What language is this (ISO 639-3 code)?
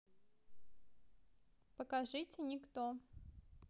rus